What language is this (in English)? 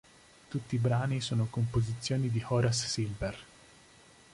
Italian